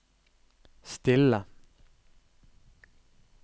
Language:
Norwegian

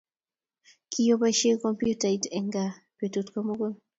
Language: Kalenjin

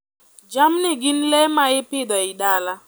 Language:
Luo (Kenya and Tanzania)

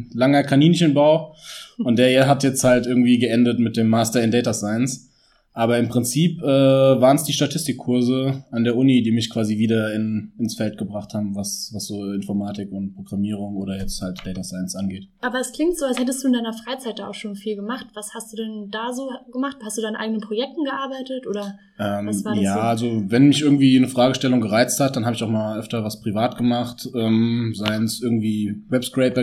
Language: German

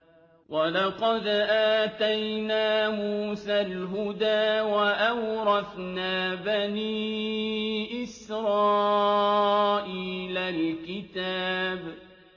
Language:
Arabic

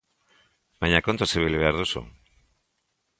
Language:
Basque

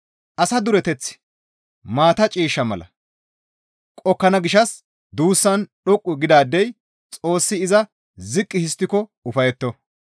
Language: Gamo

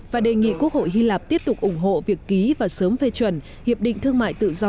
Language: Vietnamese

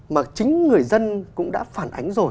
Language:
Vietnamese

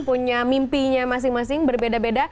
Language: Indonesian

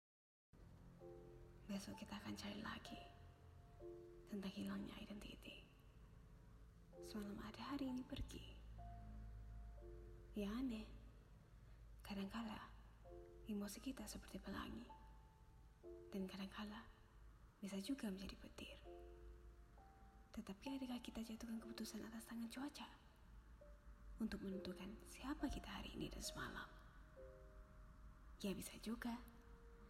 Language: Malay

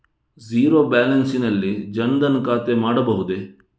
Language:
Kannada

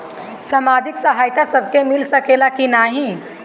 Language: Bhojpuri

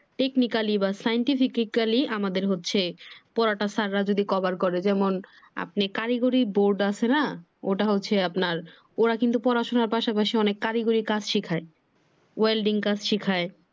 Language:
Bangla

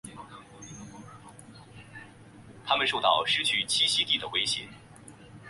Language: Chinese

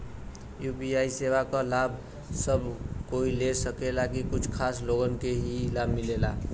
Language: Bhojpuri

